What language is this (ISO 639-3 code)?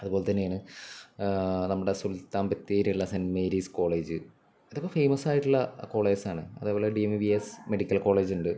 mal